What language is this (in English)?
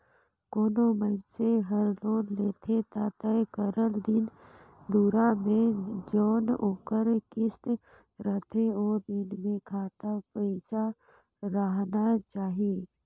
Chhattisgarhi